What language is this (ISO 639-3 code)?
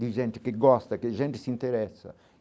por